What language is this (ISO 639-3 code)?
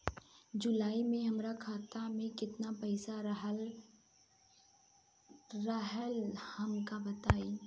bho